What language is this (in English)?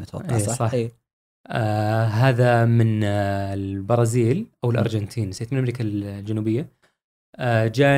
Arabic